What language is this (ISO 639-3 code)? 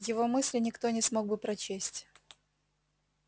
rus